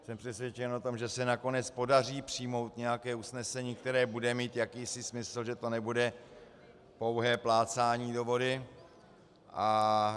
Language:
Czech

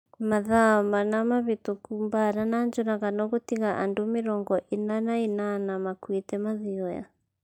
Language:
Kikuyu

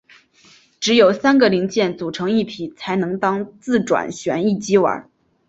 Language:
Chinese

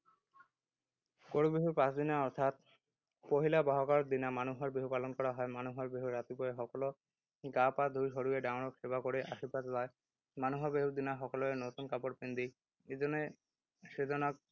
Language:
Assamese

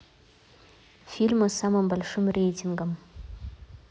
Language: Russian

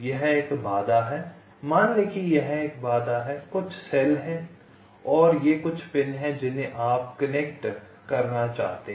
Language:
Hindi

